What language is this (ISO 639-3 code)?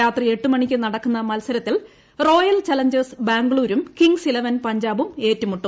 mal